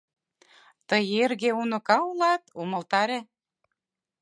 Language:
Mari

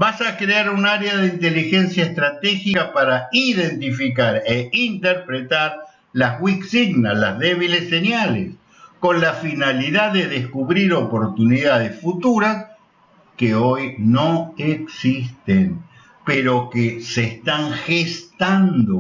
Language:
Spanish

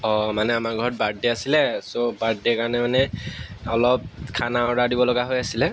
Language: Assamese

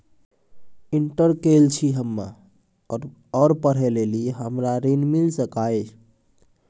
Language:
Maithili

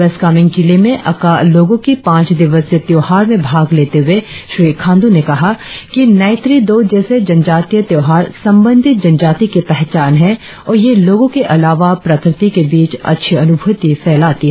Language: Hindi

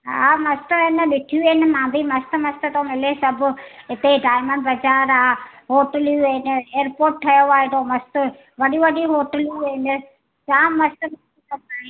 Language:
Sindhi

